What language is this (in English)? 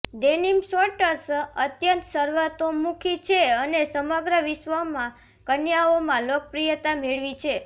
Gujarati